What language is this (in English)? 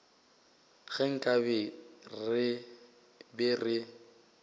Northern Sotho